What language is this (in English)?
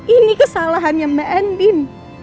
Indonesian